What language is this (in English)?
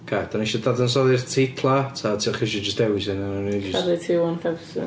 Welsh